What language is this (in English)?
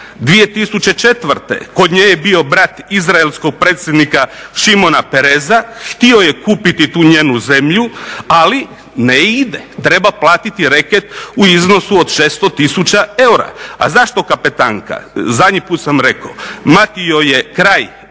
Croatian